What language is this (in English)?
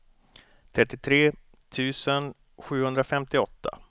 Swedish